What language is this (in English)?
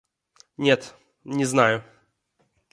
Russian